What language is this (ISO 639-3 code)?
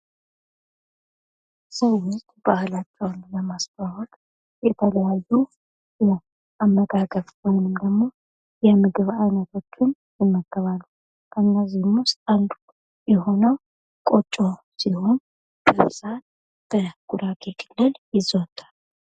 amh